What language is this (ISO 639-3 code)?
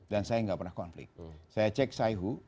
ind